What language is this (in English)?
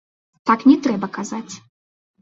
Belarusian